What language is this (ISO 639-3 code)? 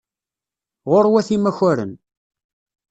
kab